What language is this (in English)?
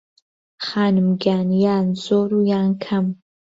Central Kurdish